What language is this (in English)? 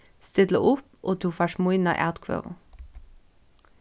Faroese